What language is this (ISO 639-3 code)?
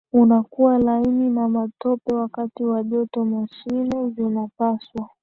swa